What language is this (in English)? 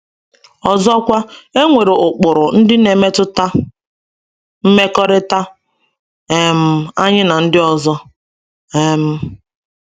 Igbo